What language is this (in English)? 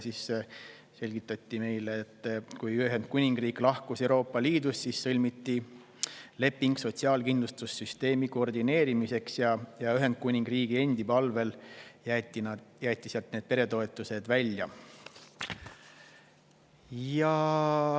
Estonian